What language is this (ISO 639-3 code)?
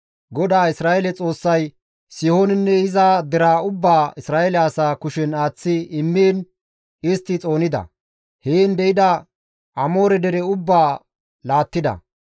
gmv